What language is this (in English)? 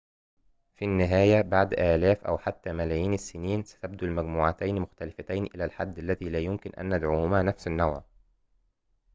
Arabic